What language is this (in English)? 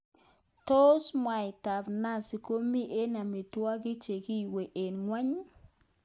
Kalenjin